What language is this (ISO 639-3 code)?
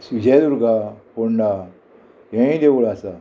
kok